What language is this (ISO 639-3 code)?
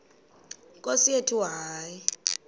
xho